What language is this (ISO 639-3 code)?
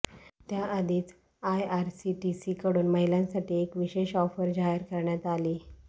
mar